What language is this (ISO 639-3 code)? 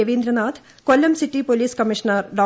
mal